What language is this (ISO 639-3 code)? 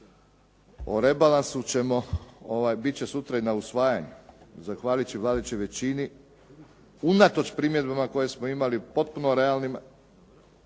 hrv